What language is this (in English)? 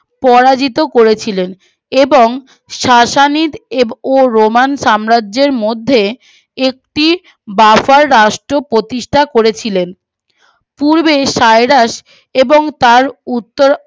Bangla